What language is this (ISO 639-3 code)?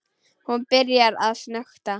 isl